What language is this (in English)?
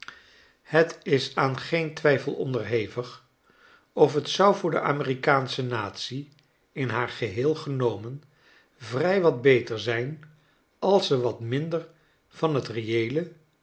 Dutch